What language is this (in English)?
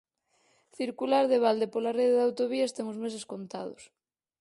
Galician